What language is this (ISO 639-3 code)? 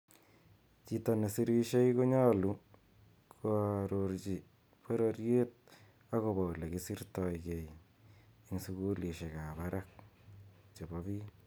kln